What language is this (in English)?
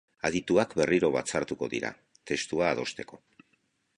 Basque